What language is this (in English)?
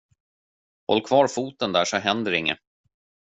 Swedish